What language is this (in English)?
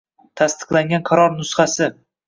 Uzbek